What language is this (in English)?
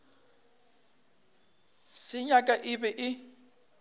Northern Sotho